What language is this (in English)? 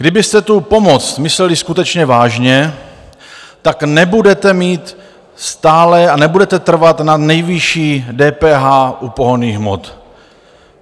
Czech